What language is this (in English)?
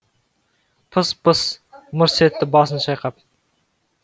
Kazakh